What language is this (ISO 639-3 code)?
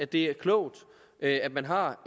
dan